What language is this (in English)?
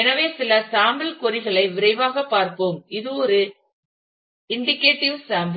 Tamil